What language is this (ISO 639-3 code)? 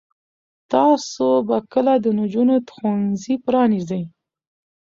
pus